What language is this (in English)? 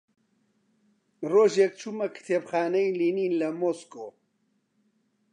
Central Kurdish